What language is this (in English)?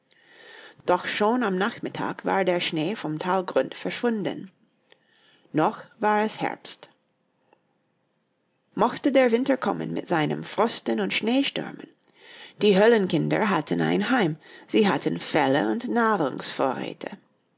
German